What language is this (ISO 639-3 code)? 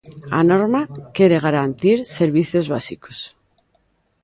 glg